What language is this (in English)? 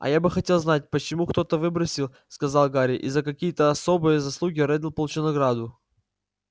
Russian